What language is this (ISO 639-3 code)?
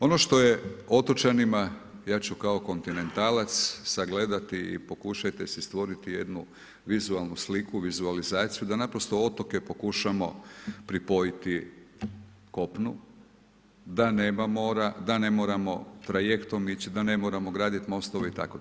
hrv